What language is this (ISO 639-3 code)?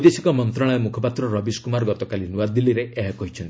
ori